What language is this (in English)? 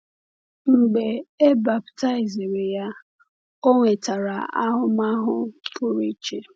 Igbo